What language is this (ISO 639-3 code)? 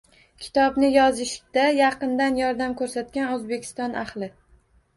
uzb